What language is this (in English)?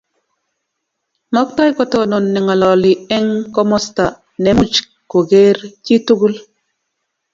Kalenjin